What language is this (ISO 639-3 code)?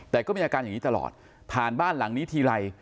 tha